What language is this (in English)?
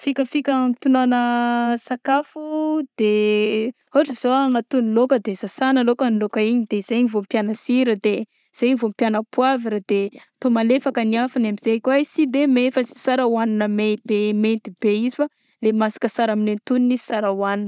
Southern Betsimisaraka Malagasy